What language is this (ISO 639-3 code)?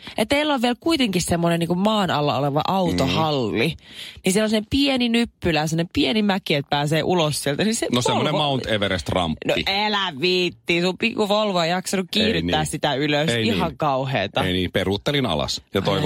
fin